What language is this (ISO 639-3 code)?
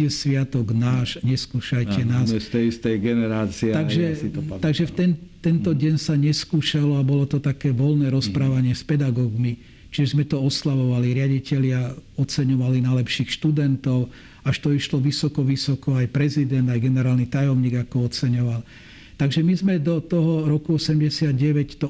slk